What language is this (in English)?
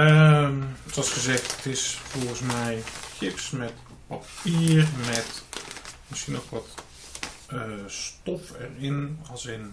Dutch